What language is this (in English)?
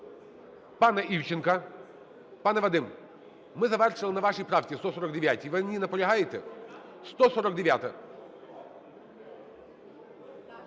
Ukrainian